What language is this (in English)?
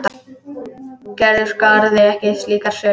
Icelandic